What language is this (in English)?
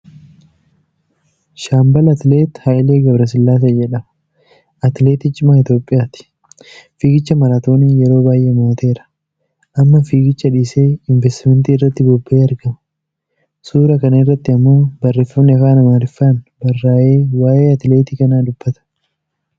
Oromo